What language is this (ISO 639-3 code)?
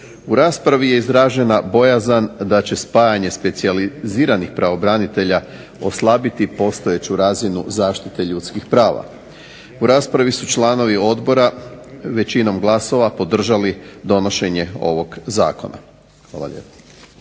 hrv